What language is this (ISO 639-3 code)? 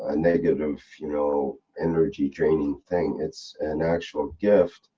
eng